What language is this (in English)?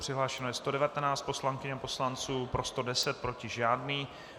Czech